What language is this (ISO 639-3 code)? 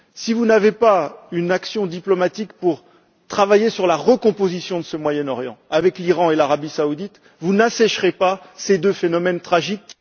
fra